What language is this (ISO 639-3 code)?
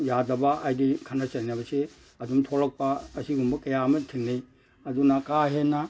mni